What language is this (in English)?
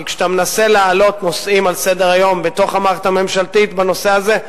Hebrew